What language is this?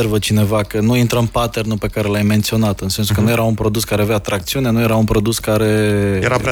Romanian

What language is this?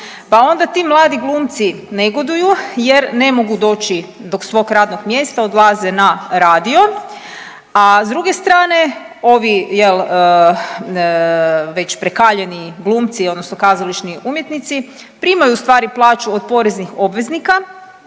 Croatian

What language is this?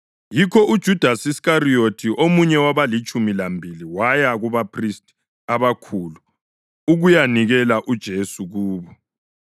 North Ndebele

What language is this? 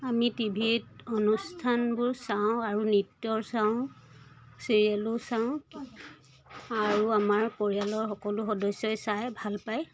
Assamese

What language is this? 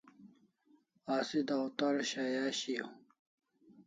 Kalasha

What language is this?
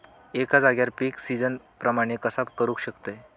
Marathi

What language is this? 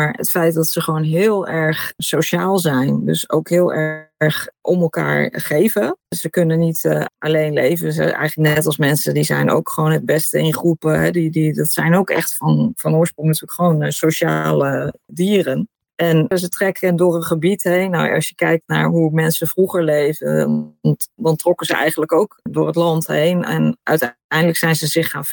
Dutch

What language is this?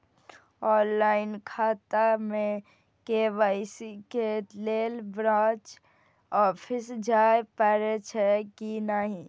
Maithili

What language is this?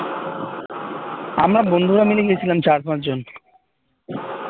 Bangla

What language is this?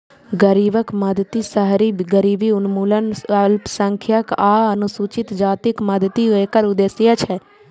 Maithili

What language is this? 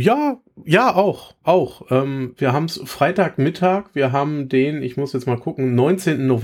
German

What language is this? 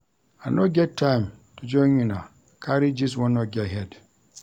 Nigerian Pidgin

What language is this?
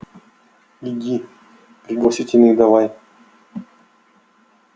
Russian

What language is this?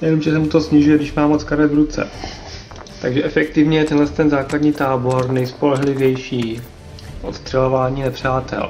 Czech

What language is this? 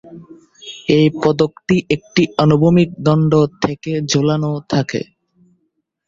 Bangla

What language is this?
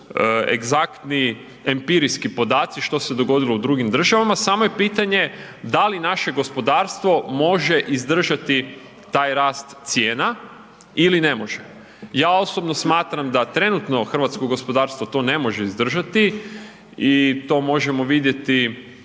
Croatian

